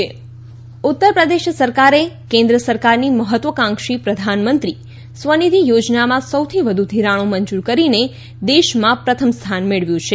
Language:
Gujarati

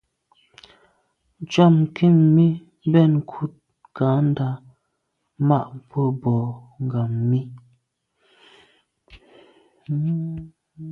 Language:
Medumba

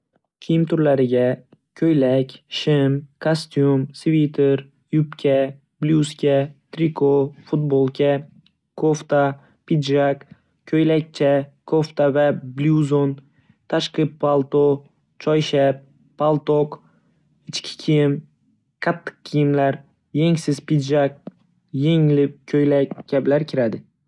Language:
Uzbek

